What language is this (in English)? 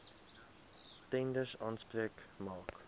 Afrikaans